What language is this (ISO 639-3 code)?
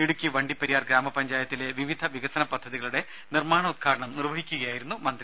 mal